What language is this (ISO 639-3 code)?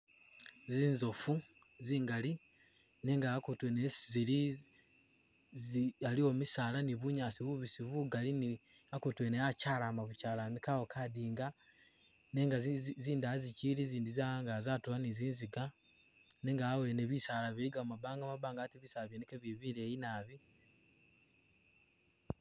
myx